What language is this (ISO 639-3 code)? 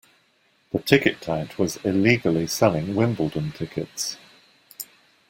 eng